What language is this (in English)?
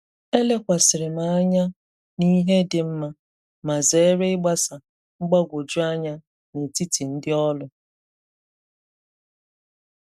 Igbo